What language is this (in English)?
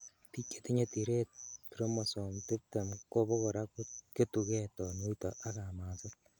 Kalenjin